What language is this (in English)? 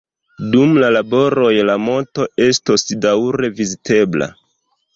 Esperanto